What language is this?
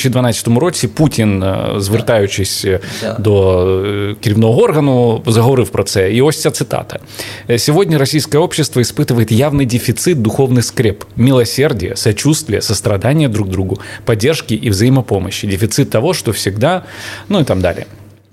Ukrainian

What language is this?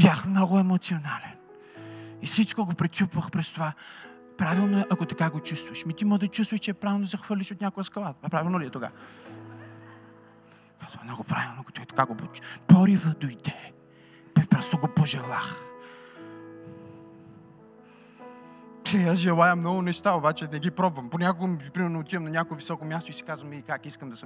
Bulgarian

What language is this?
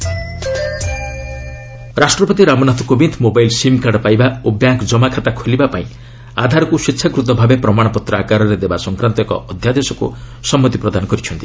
Odia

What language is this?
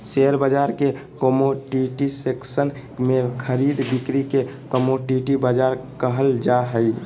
Magahi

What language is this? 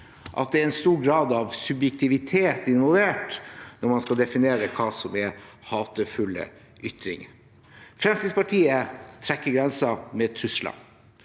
Norwegian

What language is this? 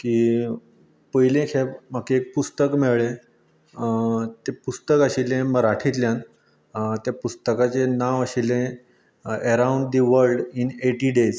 Konkani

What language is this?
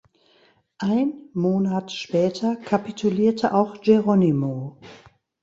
German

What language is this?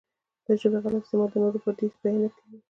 Pashto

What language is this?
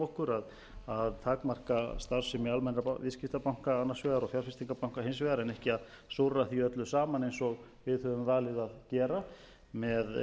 Icelandic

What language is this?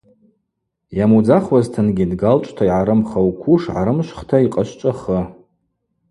Abaza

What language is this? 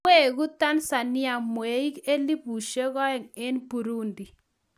Kalenjin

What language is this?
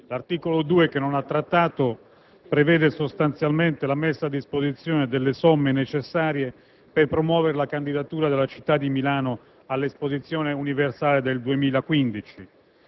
Italian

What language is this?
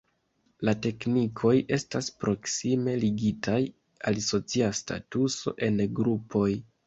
Esperanto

